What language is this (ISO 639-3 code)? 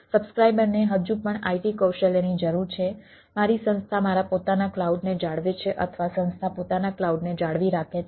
guj